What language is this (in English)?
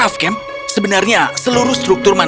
Indonesian